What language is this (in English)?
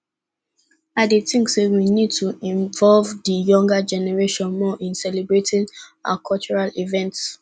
Nigerian Pidgin